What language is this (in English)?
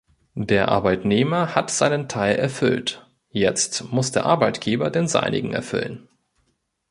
German